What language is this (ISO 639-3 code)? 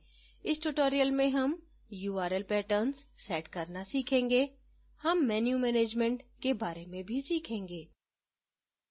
hin